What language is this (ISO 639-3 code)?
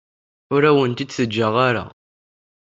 kab